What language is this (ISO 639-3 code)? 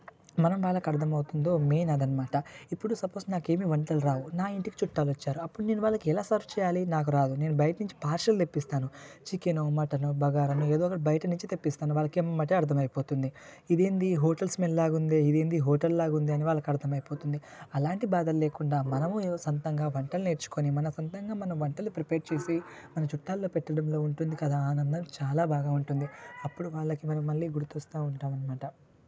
tel